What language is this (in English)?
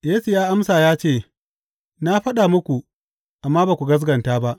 Hausa